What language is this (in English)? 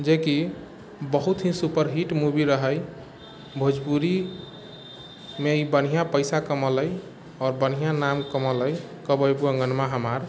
Maithili